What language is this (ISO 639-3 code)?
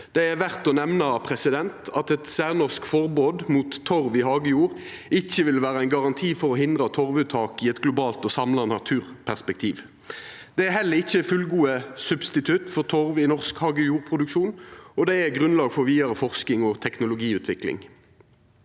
nor